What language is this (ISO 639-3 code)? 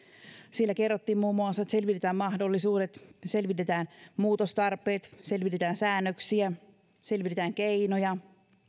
fin